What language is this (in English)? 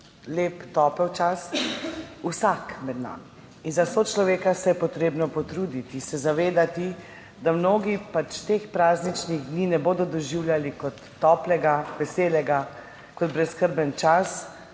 Slovenian